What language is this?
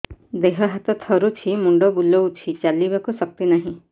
Odia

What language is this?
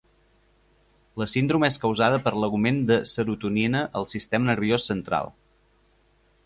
Catalan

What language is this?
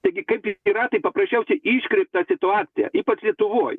Lithuanian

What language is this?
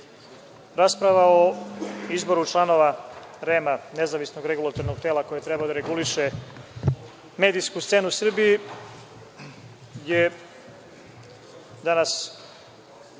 Serbian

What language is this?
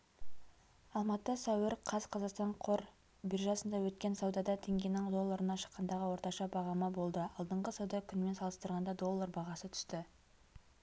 Kazakh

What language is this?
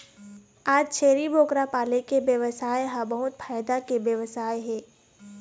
Chhattisgarhi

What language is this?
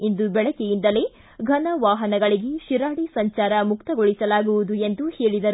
Kannada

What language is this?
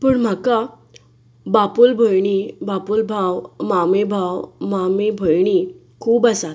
Konkani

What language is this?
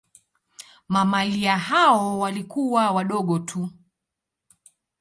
Swahili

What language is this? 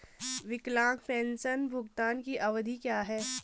Hindi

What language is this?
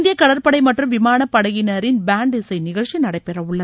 Tamil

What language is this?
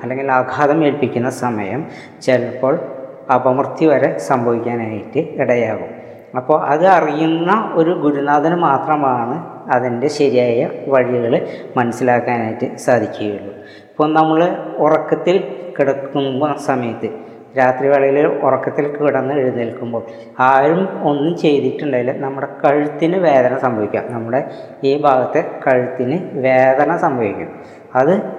Malayalam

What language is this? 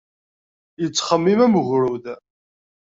Kabyle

